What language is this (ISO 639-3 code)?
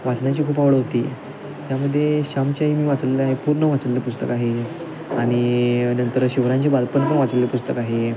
mar